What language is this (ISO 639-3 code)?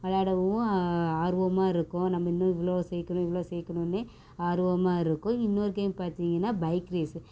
tam